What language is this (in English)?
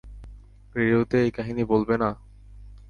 Bangla